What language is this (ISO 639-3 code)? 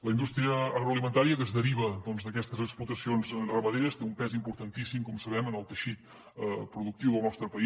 cat